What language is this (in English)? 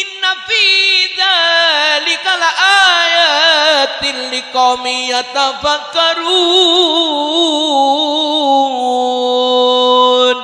Indonesian